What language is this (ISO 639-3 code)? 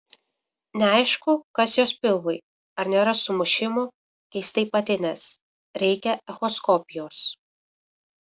lit